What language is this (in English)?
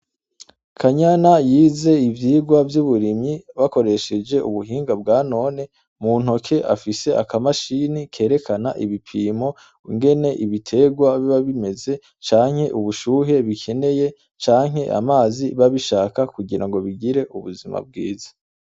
Rundi